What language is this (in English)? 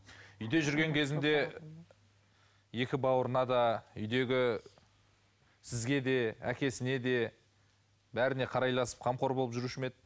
Kazakh